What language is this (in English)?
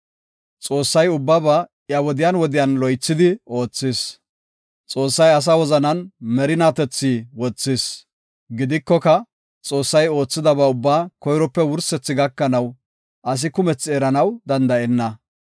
Gofa